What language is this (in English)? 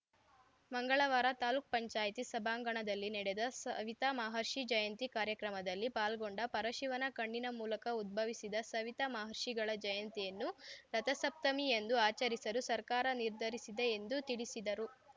Kannada